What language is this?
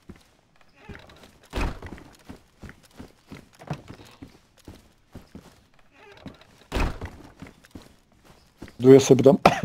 Polish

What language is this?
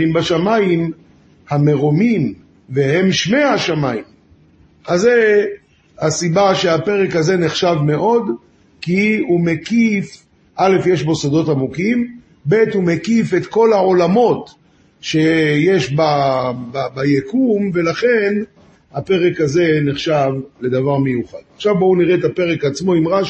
Hebrew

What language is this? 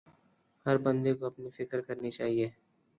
Urdu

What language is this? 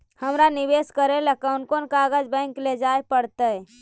Magahi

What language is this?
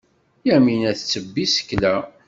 Kabyle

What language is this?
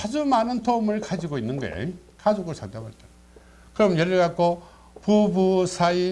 Korean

